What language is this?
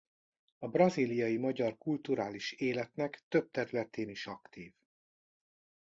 Hungarian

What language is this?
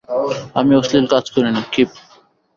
Bangla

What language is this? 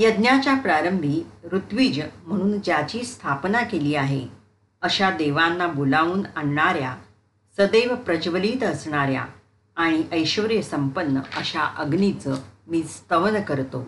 Marathi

